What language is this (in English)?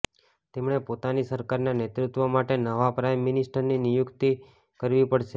Gujarati